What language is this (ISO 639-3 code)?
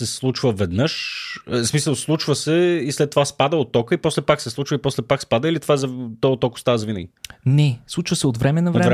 bul